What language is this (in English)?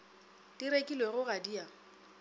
Northern Sotho